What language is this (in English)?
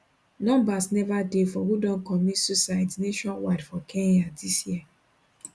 Nigerian Pidgin